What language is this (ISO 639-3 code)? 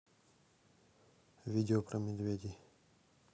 rus